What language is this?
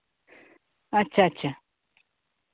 Santali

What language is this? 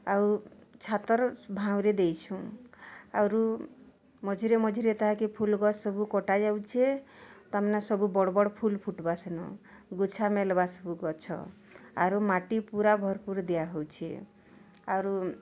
Odia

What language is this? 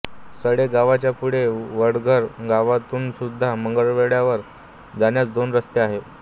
Marathi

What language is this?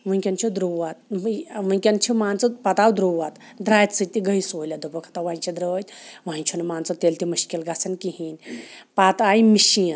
Kashmiri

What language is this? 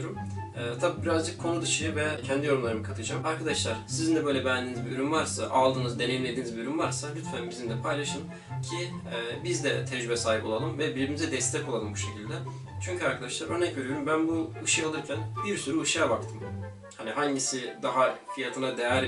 Turkish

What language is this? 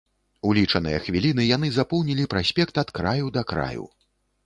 Belarusian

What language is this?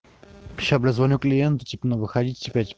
Russian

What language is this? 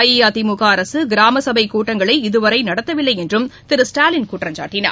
Tamil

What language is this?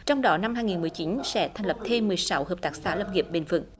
Vietnamese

